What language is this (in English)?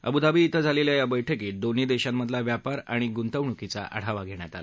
Marathi